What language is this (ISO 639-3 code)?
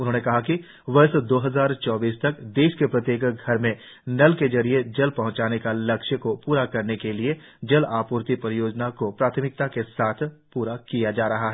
hin